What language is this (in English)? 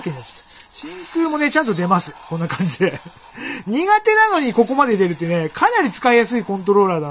Japanese